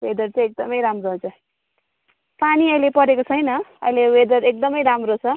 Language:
Nepali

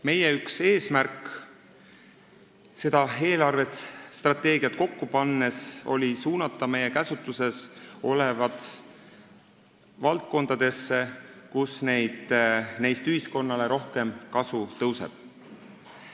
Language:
Estonian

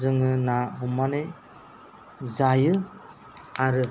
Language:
Bodo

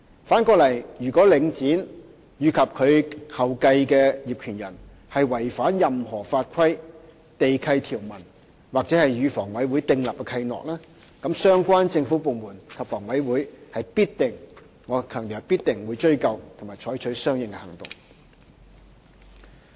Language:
Cantonese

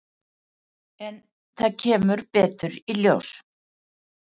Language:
Icelandic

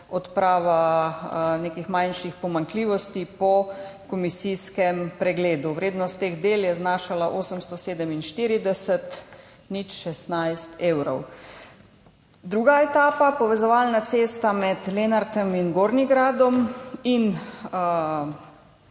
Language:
Slovenian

